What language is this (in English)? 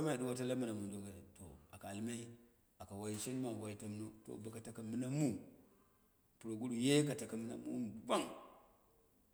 Dera (Nigeria)